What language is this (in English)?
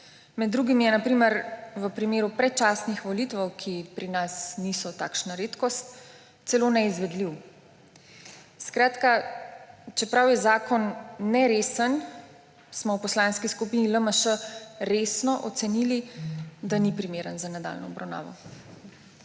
Slovenian